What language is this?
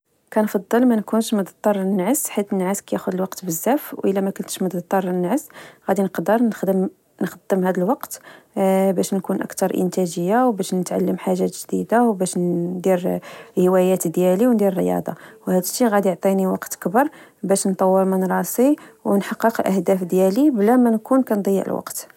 Moroccan Arabic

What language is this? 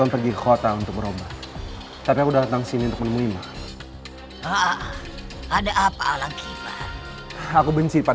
Indonesian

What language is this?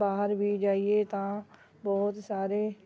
Punjabi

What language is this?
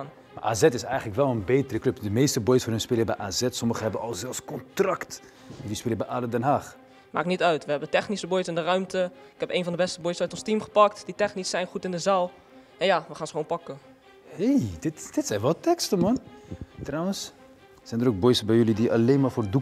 Dutch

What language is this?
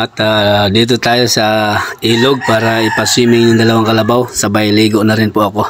Filipino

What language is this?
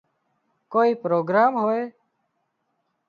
Wadiyara Koli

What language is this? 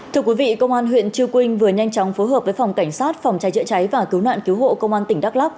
Vietnamese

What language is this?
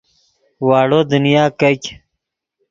Yidgha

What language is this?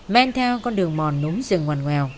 Vietnamese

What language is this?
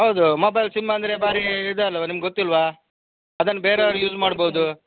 Kannada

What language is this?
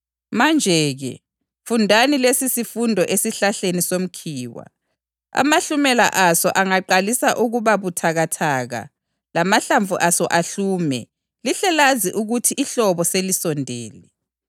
North Ndebele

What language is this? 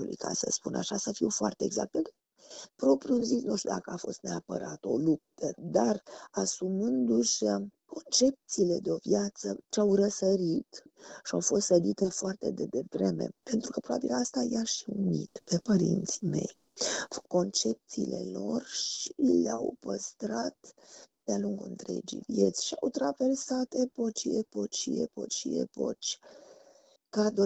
Romanian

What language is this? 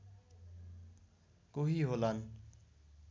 Nepali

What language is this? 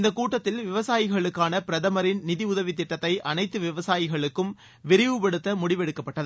Tamil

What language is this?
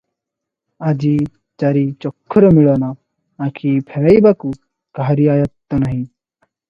Odia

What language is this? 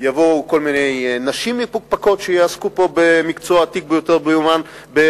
Hebrew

